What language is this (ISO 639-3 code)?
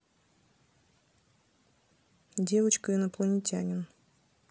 rus